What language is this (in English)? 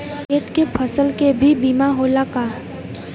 Bhojpuri